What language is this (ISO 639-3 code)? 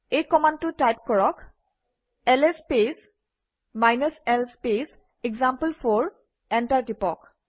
asm